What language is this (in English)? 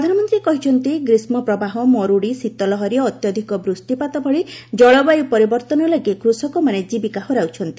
Odia